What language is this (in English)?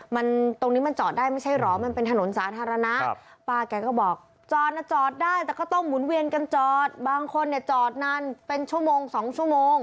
Thai